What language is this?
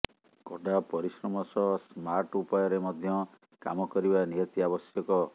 Odia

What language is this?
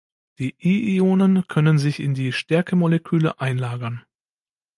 German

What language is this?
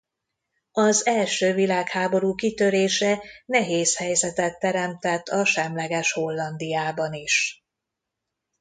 Hungarian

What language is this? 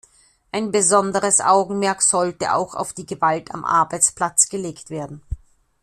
German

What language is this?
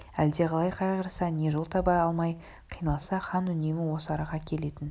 Kazakh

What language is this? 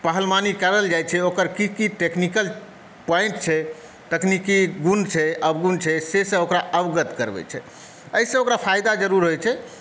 Maithili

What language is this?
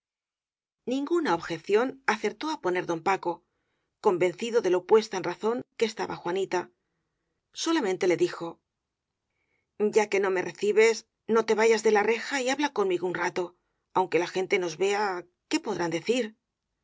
Spanish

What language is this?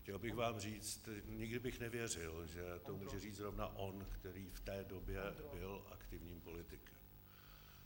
Czech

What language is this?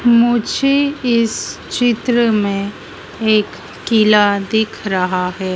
Hindi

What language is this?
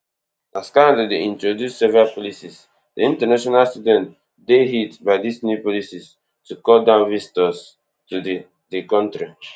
Nigerian Pidgin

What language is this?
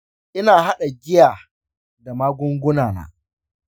Hausa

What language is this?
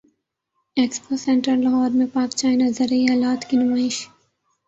Urdu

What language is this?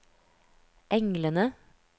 Norwegian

